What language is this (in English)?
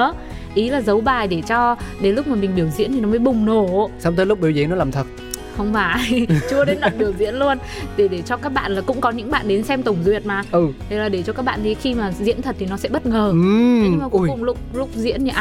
Vietnamese